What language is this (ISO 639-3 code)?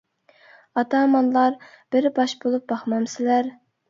uig